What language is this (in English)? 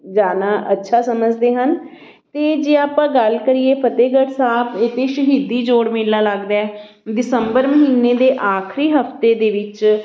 Punjabi